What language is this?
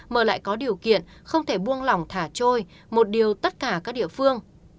Vietnamese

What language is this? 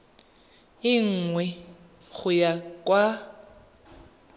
Tswana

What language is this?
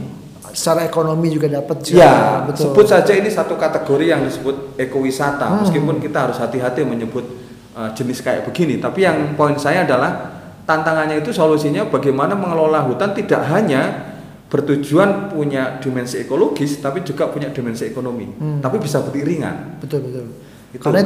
Indonesian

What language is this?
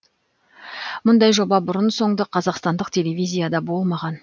Kazakh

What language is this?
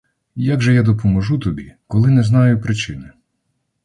Ukrainian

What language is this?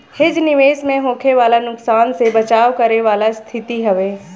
Bhojpuri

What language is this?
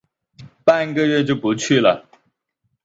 Chinese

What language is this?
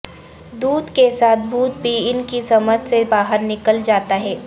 Urdu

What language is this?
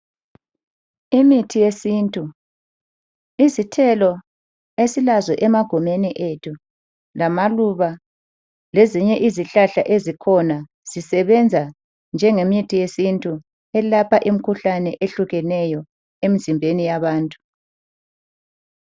North Ndebele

